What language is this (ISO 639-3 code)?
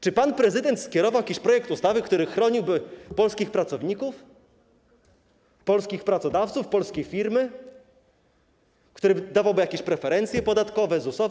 pol